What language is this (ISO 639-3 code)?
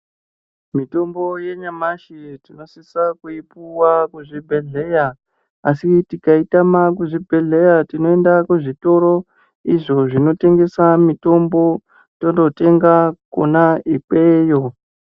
ndc